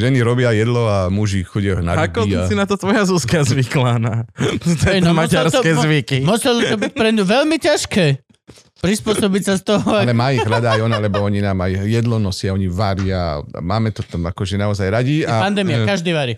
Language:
Slovak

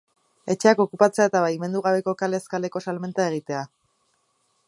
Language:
Basque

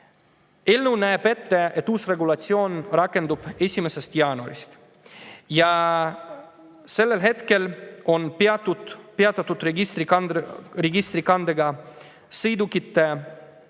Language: Estonian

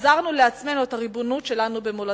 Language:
Hebrew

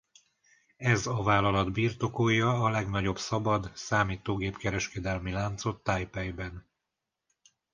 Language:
Hungarian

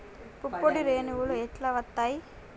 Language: Telugu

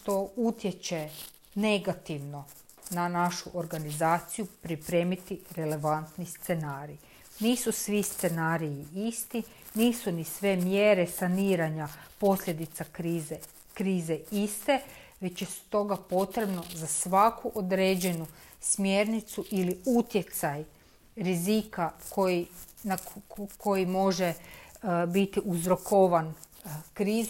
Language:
Croatian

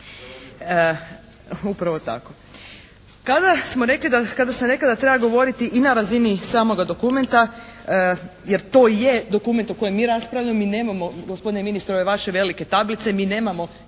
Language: Croatian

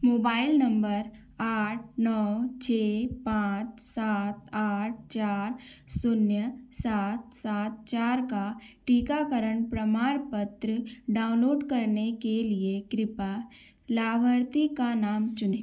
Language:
Hindi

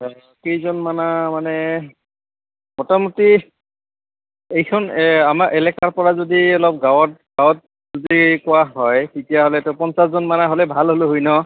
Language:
Assamese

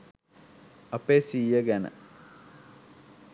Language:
Sinhala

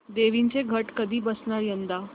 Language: Marathi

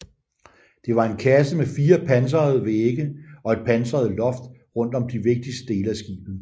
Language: Danish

